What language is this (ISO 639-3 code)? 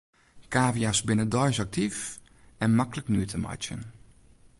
fry